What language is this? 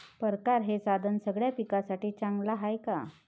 Marathi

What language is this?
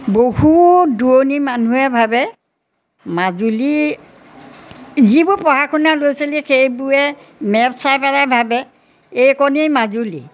Assamese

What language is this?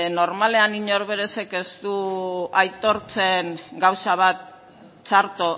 Basque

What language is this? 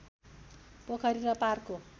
Nepali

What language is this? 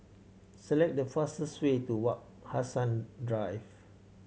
English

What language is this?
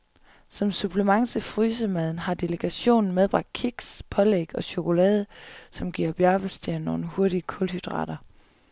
Danish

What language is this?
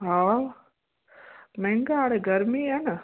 Sindhi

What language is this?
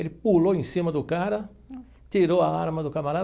Portuguese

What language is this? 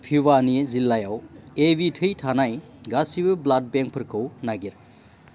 Bodo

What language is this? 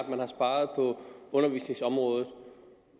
Danish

